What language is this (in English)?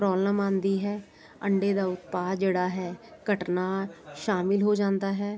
Punjabi